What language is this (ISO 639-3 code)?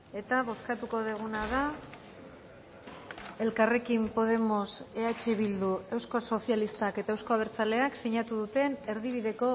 eus